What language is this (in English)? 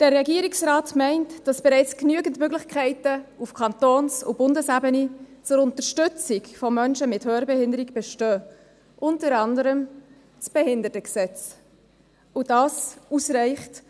Swiss German